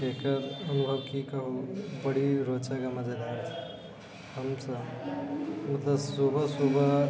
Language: Maithili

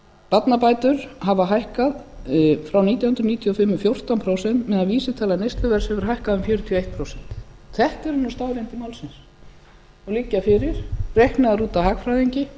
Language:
Icelandic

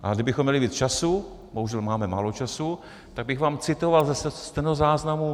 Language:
Czech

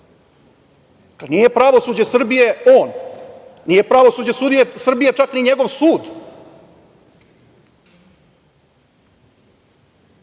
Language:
Serbian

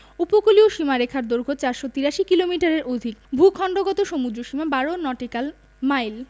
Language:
Bangla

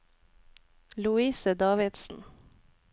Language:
Norwegian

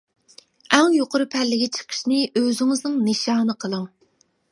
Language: Uyghur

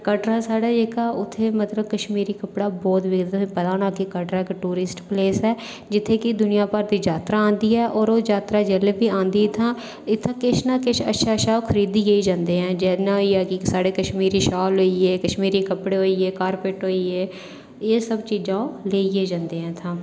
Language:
Dogri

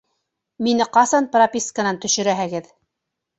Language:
Bashkir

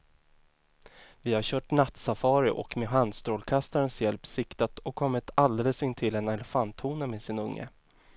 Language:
Swedish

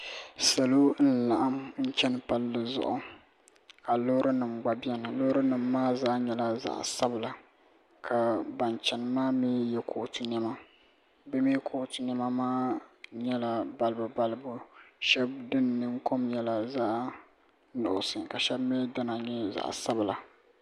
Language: Dagbani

